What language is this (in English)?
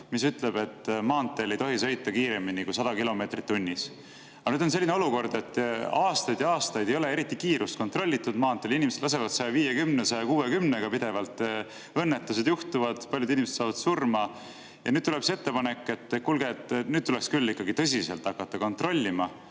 Estonian